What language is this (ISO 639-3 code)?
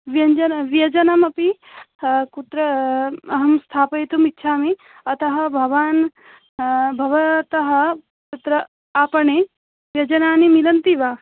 san